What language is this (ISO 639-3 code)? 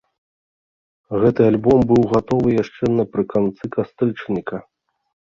bel